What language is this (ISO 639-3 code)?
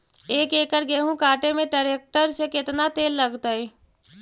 mag